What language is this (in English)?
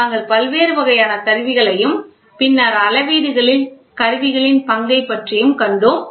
Tamil